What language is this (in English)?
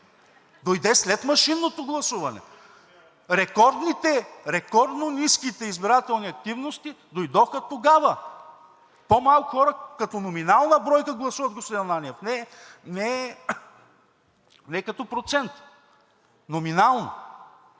Bulgarian